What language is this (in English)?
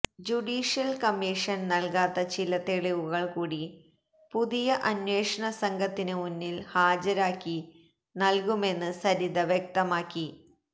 Malayalam